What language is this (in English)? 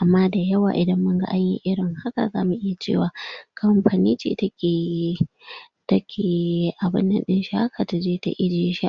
Hausa